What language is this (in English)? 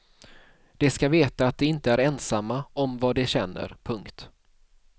Swedish